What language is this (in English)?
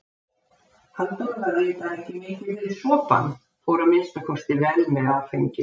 Icelandic